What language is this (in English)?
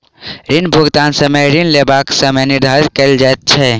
Maithili